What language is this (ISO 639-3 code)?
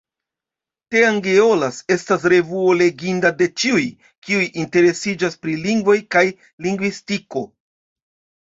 epo